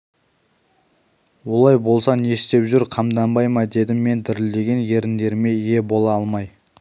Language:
Kazakh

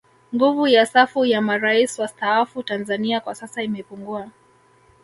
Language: Swahili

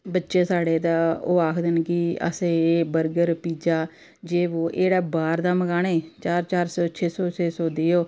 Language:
Dogri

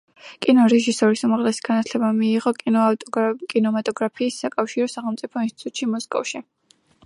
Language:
Georgian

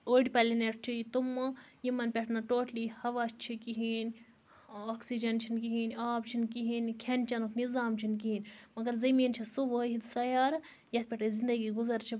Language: Kashmiri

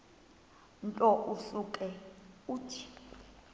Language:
Xhosa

